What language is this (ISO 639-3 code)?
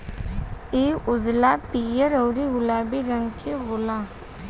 bho